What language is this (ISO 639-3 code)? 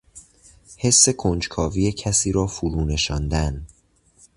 fas